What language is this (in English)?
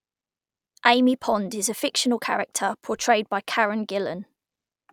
English